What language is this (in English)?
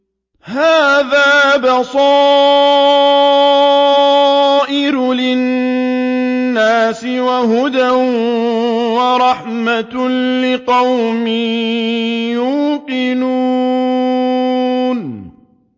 Arabic